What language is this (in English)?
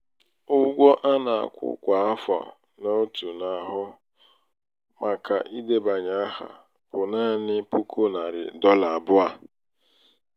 Igbo